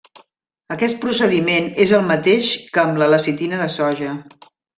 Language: Catalan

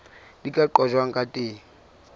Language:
Southern Sotho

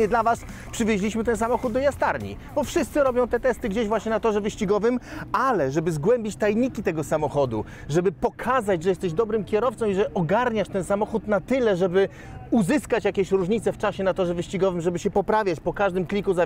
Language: Polish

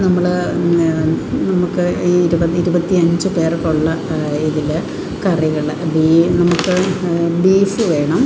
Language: Malayalam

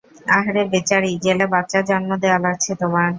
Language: Bangla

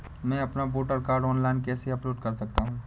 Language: Hindi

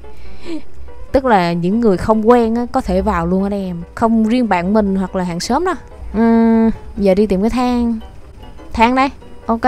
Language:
Vietnamese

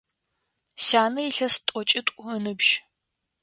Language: Adyghe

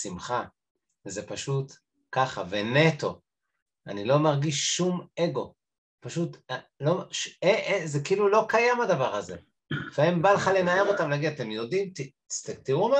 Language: Hebrew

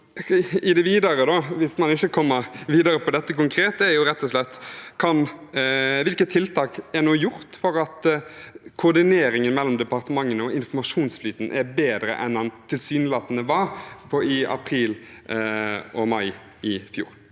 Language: Norwegian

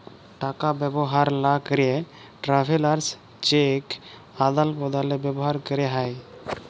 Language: Bangla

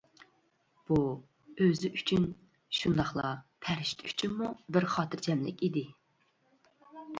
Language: Uyghur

